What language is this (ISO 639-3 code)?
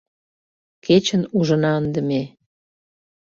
chm